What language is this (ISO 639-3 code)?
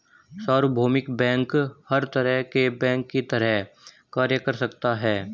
hin